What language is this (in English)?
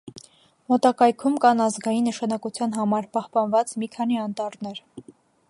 Armenian